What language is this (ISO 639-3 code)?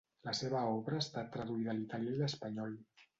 cat